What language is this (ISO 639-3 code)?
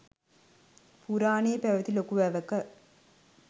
sin